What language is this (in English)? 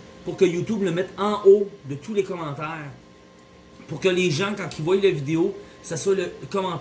French